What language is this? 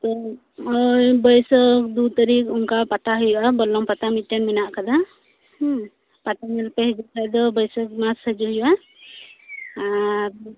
Santali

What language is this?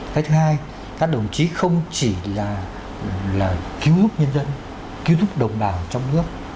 Vietnamese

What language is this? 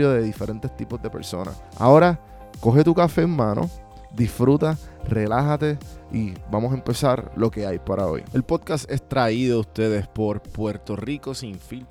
Spanish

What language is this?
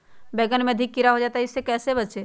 Magahi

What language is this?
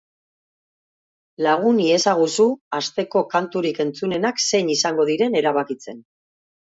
Basque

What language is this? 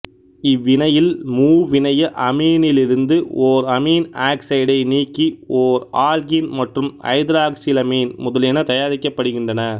Tamil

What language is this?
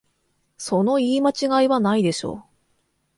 Japanese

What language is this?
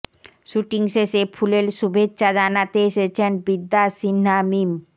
Bangla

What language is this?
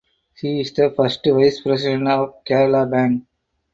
English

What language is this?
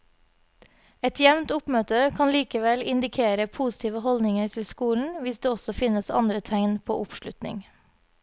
Norwegian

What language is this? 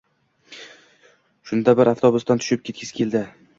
Uzbek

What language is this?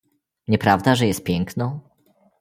Polish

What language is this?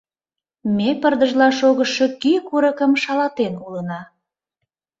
Mari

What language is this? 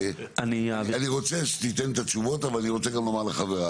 Hebrew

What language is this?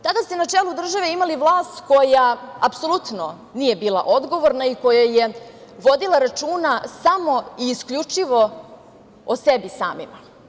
Serbian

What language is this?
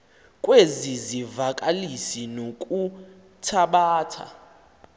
Xhosa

